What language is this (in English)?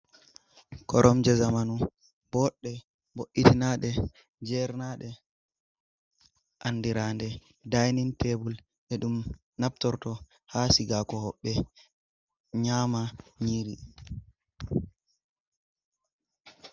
Fula